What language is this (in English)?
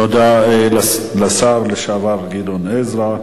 Hebrew